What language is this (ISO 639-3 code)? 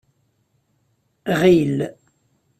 kab